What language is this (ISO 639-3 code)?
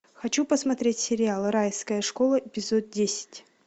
rus